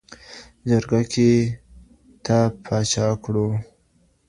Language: Pashto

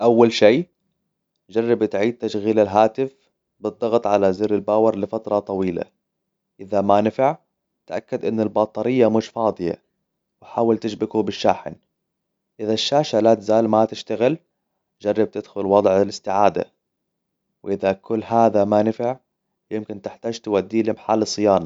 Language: Hijazi Arabic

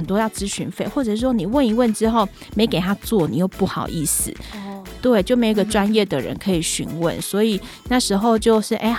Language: Chinese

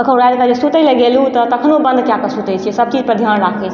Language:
Maithili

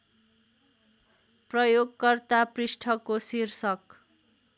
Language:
Nepali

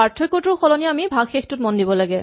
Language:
Assamese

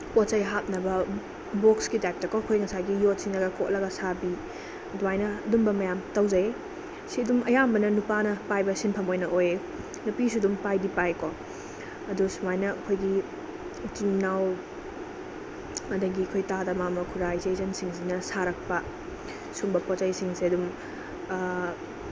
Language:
Manipuri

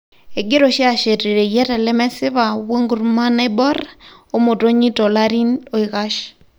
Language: Masai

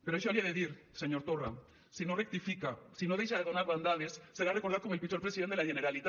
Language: Catalan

